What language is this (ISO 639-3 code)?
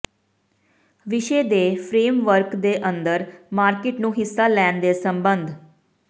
pan